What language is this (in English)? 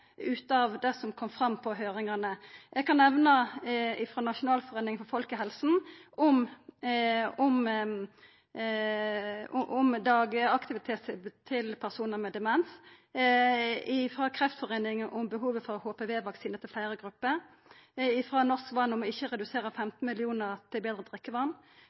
Norwegian Nynorsk